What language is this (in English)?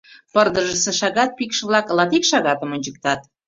Mari